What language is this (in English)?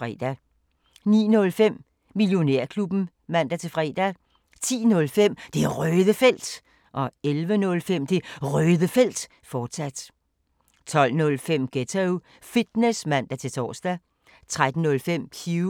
Danish